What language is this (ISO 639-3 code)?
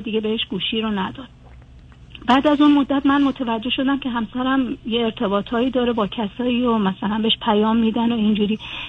fas